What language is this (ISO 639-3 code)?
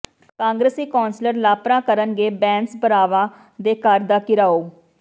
pan